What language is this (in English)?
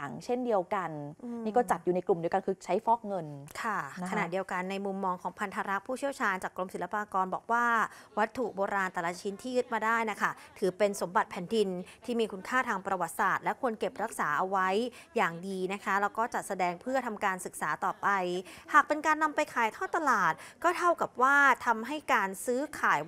Thai